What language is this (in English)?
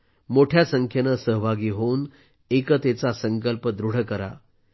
Marathi